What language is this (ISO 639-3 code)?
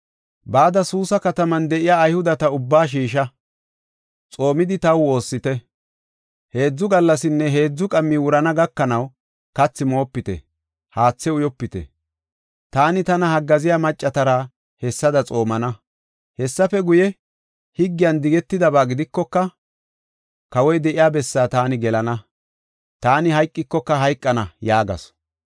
gof